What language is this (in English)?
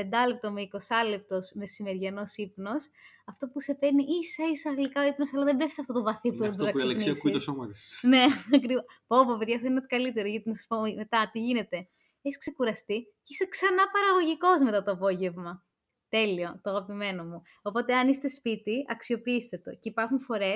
Greek